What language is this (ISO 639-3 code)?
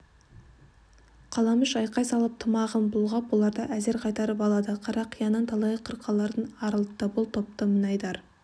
kaz